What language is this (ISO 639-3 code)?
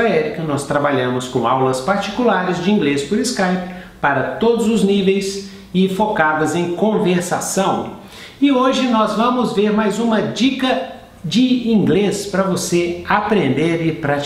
por